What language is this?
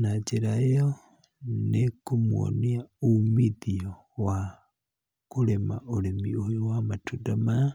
Kikuyu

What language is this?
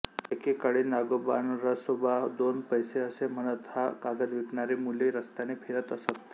Marathi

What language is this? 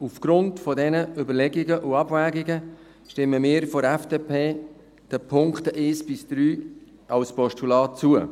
Swiss German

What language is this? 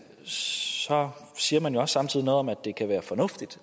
Danish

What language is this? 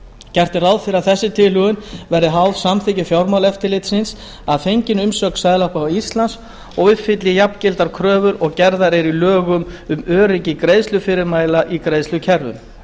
Icelandic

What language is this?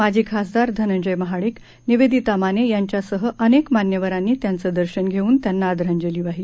Marathi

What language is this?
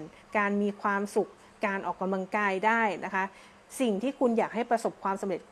Thai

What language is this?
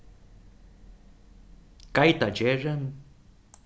Faroese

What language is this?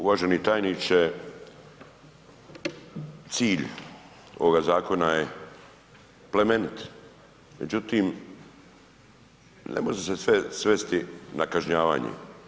Croatian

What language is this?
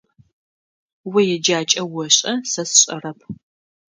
Adyghe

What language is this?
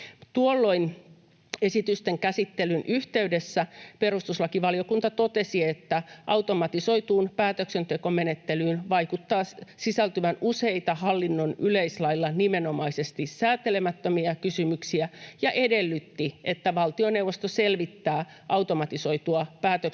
Finnish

